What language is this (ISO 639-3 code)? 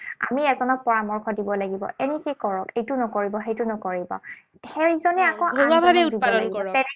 asm